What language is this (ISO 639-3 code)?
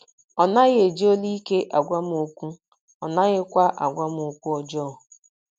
ibo